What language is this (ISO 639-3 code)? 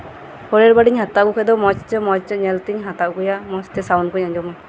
sat